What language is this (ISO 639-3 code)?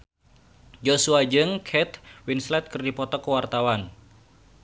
sun